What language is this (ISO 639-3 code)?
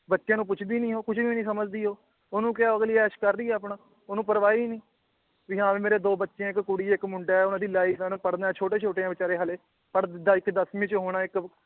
pan